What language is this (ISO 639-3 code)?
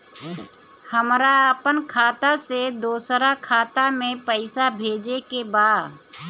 bho